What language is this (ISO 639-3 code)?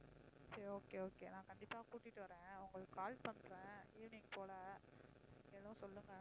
tam